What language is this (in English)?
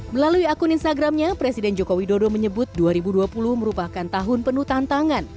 Indonesian